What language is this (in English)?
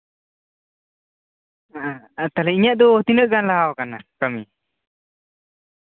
Santali